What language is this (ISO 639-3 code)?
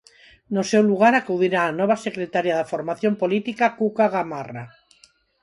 glg